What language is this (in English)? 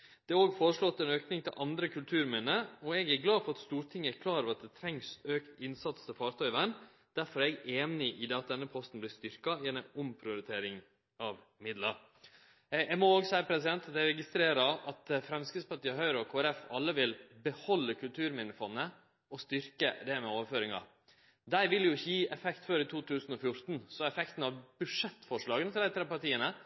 Norwegian Nynorsk